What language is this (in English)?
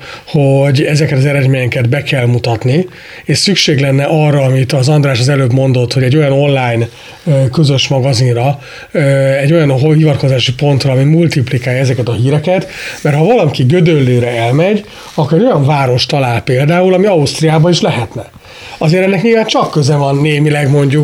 Hungarian